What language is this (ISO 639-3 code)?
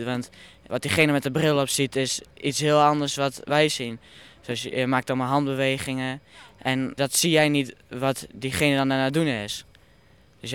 nld